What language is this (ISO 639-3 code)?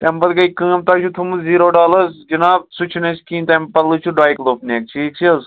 kas